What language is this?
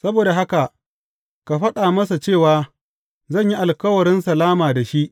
Hausa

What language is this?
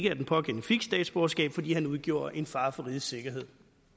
Danish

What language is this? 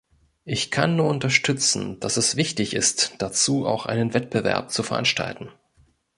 German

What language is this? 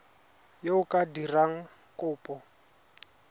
Tswana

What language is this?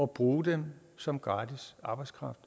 Danish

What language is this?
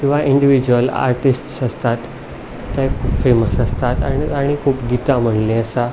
Konkani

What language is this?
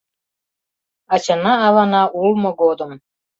Mari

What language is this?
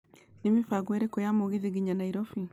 Kikuyu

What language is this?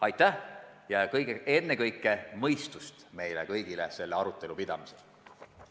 Estonian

